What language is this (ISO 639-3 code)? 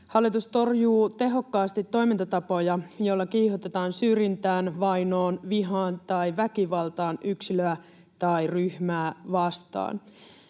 fin